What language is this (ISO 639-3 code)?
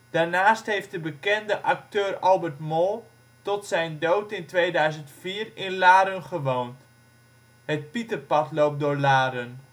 nld